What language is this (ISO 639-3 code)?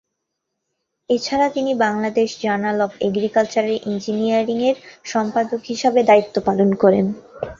ben